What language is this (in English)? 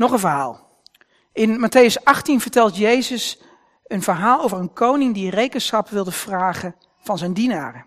Dutch